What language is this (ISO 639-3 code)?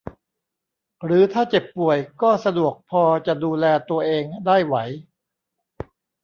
tha